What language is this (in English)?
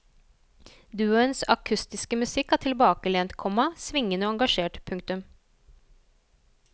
Norwegian